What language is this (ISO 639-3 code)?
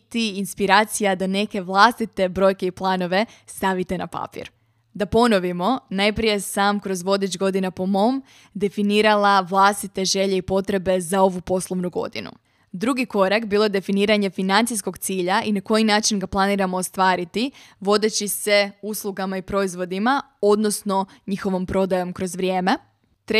hrv